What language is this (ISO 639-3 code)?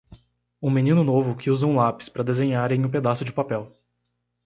por